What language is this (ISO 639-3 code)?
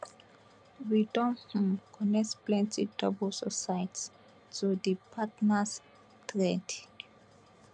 pcm